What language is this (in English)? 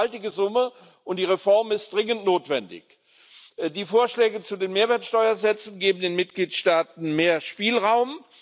German